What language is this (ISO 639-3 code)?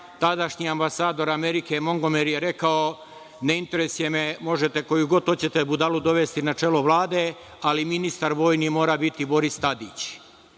srp